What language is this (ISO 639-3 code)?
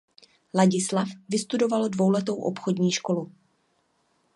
ces